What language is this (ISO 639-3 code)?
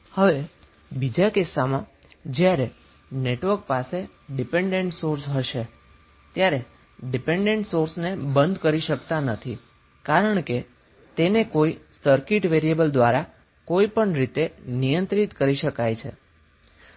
guj